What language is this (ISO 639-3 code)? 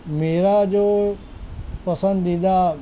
urd